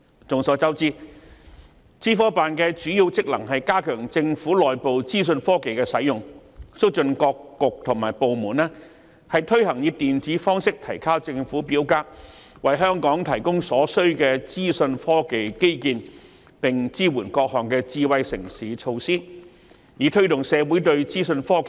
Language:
Cantonese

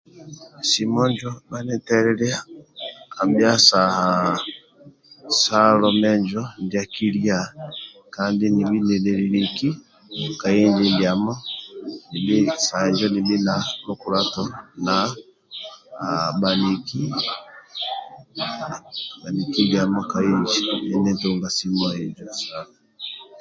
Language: Amba (Uganda)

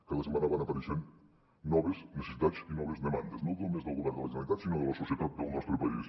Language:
Catalan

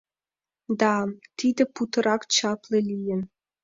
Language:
Mari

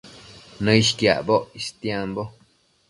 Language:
Matsés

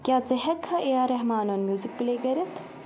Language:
Kashmiri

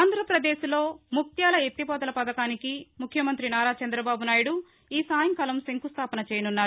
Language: Telugu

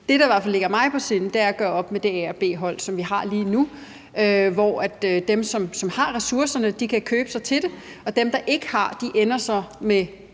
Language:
Danish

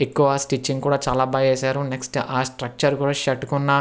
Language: Telugu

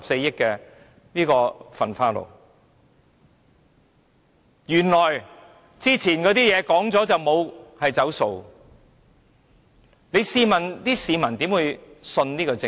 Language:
Cantonese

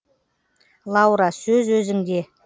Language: Kazakh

